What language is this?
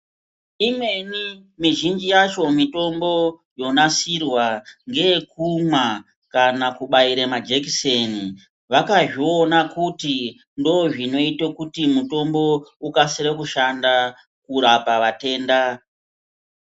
Ndau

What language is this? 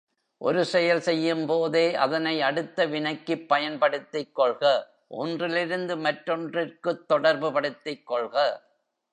Tamil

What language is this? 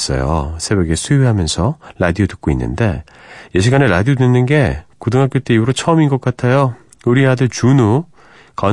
Korean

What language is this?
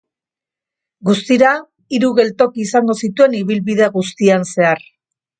Basque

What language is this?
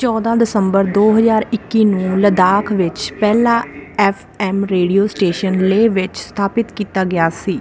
Punjabi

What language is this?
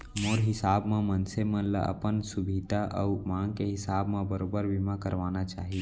Chhattisgarhi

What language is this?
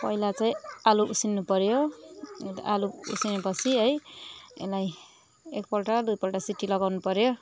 Nepali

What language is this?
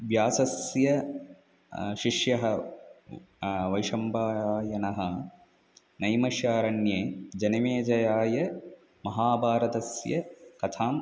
Sanskrit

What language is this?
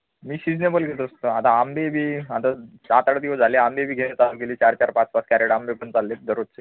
Marathi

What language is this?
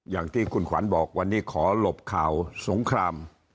Thai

